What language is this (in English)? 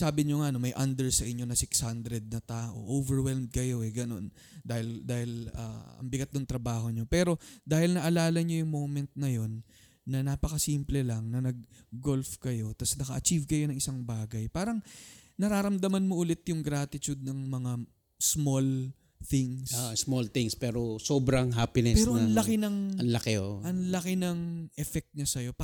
Filipino